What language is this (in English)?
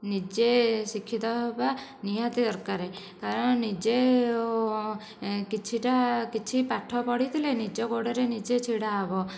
Odia